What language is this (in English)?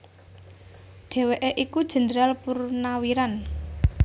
Javanese